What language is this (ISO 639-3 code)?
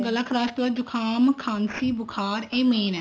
pan